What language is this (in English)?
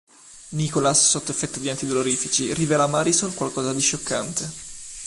Italian